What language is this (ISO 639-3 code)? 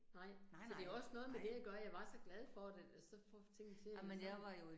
dan